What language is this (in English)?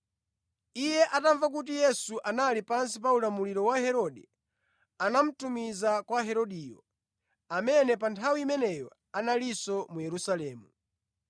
Nyanja